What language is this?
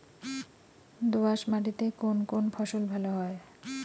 Bangla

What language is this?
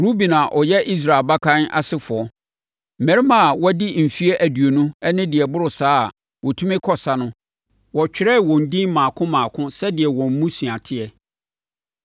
Akan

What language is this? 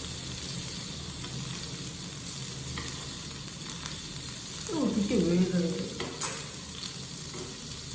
Korean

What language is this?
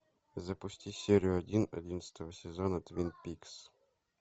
Russian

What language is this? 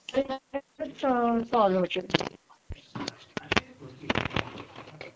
Marathi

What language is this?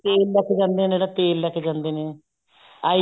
Punjabi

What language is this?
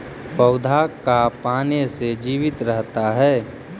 Magahi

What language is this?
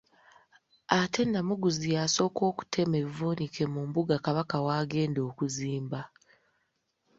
Ganda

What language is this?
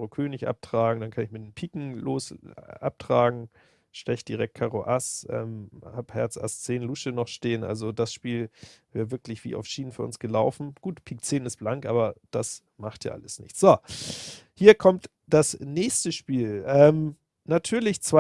German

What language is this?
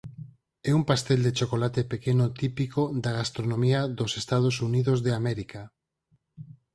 Galician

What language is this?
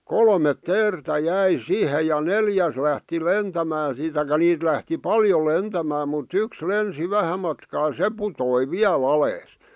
Finnish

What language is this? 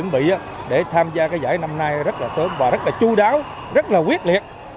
Vietnamese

